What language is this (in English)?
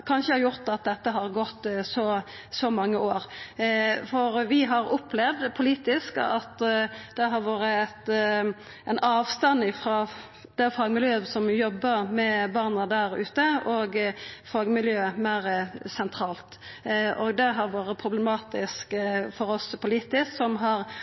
Norwegian Nynorsk